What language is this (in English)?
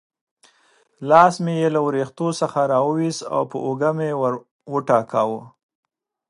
Pashto